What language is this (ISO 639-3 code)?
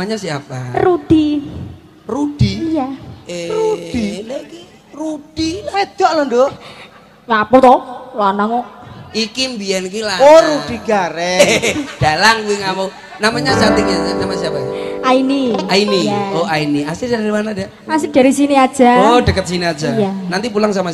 ind